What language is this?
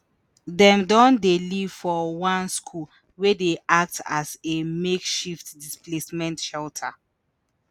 Nigerian Pidgin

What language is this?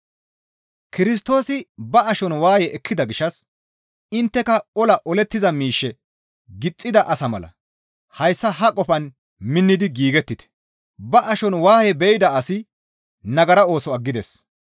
Gamo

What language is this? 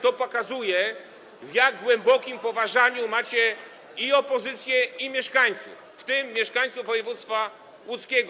Polish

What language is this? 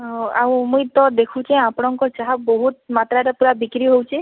Odia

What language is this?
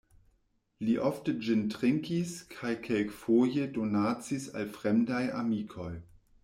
Esperanto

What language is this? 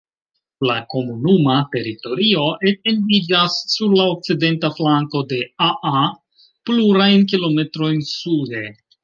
Esperanto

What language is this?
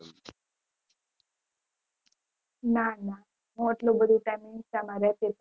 Gujarati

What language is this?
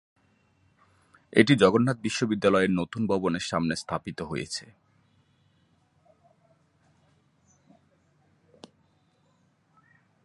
Bangla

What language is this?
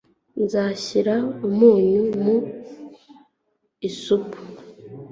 Kinyarwanda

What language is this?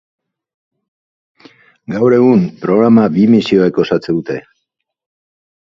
Basque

